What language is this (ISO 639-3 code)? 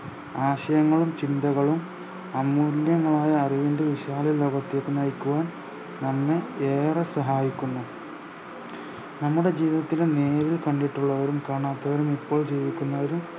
mal